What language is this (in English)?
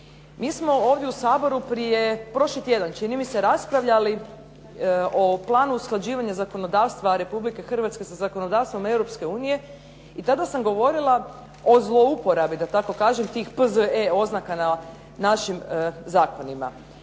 Croatian